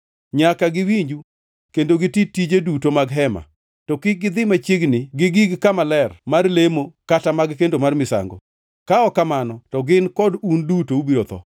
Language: Luo (Kenya and Tanzania)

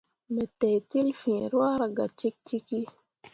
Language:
Mundang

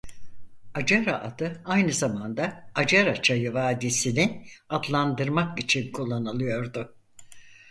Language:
Turkish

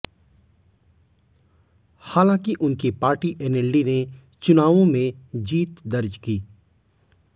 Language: Hindi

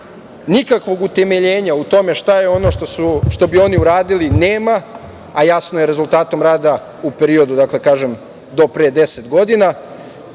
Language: Serbian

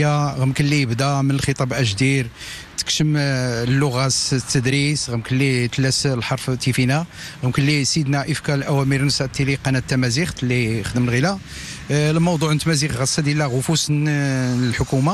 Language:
Arabic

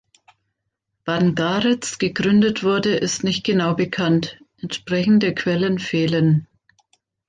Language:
German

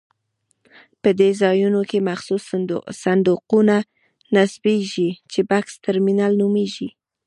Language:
Pashto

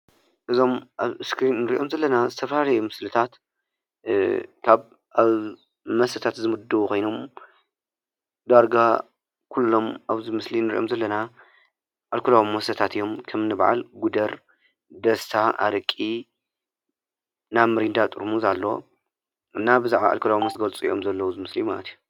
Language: Tigrinya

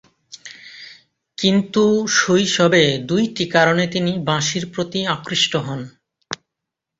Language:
Bangla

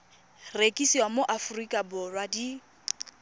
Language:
Tswana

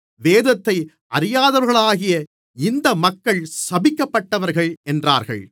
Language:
Tamil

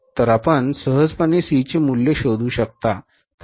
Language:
Marathi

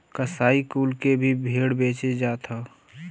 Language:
Bhojpuri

